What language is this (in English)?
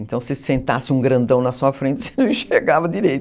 Portuguese